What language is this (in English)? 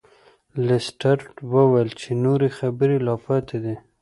Pashto